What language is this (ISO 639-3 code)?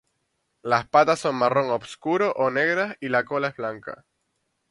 spa